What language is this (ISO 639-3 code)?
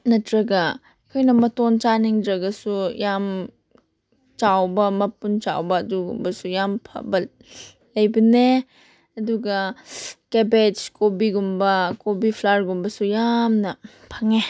mni